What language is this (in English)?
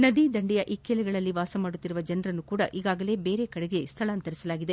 Kannada